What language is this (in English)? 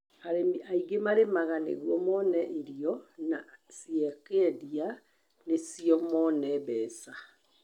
Kikuyu